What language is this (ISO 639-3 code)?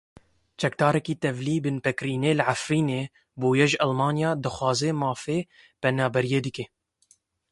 kur